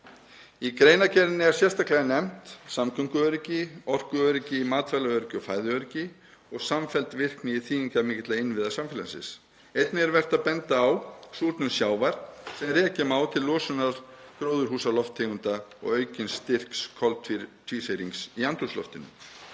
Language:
Icelandic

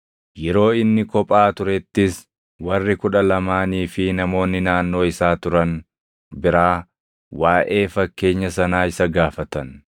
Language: Oromo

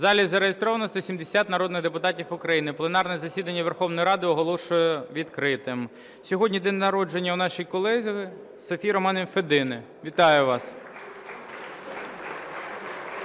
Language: Ukrainian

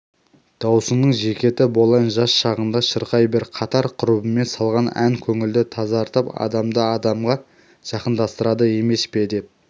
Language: Kazakh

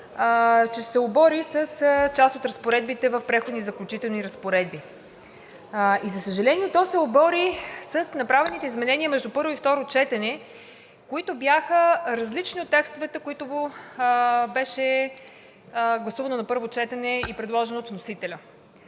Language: Bulgarian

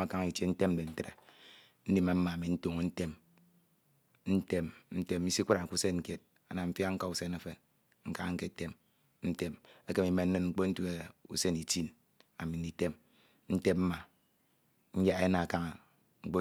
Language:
Ito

